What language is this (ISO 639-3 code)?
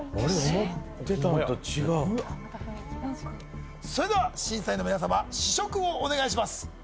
jpn